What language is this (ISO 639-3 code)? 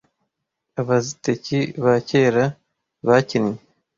kin